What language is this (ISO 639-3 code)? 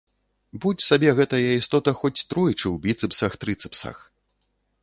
bel